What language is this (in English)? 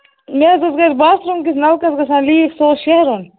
Kashmiri